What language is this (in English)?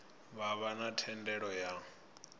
Venda